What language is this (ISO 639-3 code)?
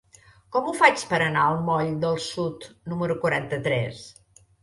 cat